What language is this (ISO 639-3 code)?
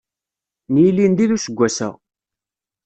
kab